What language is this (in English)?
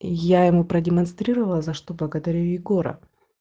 Russian